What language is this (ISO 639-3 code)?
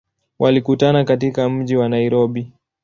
swa